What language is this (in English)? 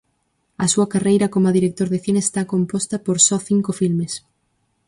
Galician